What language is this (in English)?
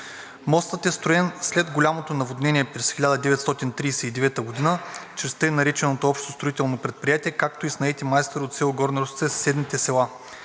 Bulgarian